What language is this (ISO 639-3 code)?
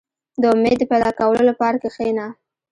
pus